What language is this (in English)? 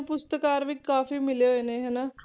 Punjabi